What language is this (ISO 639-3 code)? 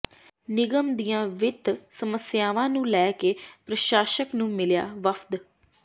pan